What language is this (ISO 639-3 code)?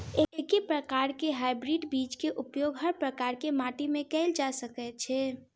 mai